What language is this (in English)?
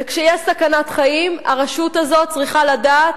Hebrew